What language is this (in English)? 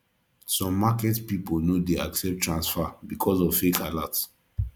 Nigerian Pidgin